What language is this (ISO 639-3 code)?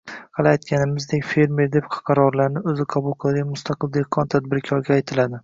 uzb